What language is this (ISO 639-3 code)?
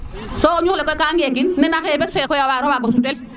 srr